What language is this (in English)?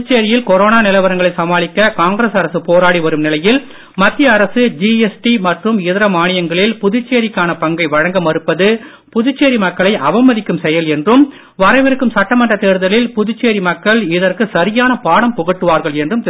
Tamil